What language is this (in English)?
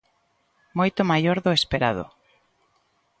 Galician